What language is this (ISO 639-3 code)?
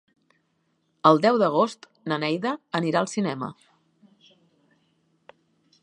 cat